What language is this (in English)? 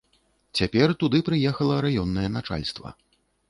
Belarusian